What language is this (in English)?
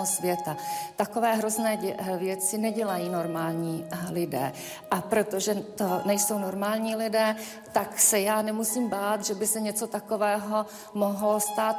Czech